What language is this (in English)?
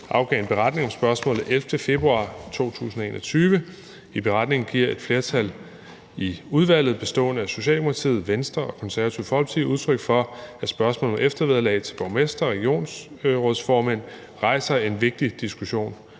Danish